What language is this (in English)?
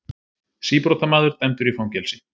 Icelandic